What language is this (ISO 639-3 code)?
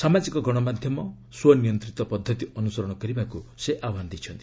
ori